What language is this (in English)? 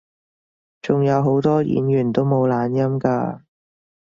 Cantonese